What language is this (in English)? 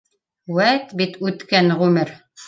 Bashkir